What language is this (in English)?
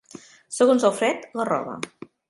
Catalan